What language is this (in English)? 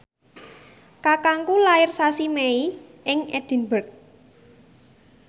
Javanese